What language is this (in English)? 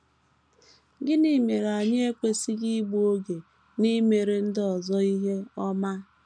Igbo